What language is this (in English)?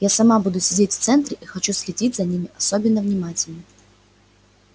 Russian